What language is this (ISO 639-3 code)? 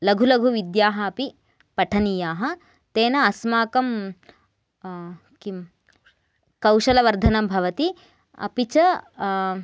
san